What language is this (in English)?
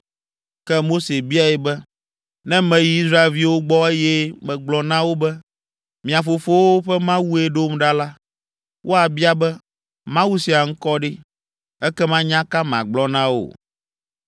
Ewe